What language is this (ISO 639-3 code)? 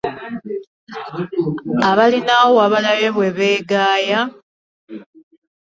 lug